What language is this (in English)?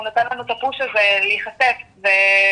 Hebrew